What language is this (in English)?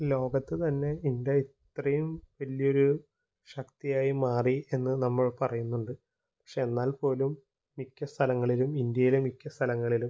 Malayalam